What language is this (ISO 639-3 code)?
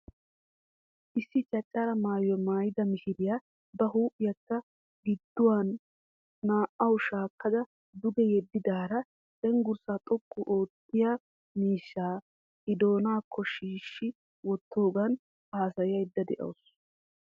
wal